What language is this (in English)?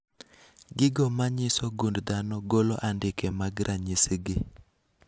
Luo (Kenya and Tanzania)